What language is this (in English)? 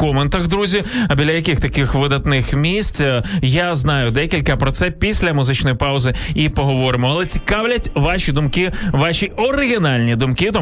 Ukrainian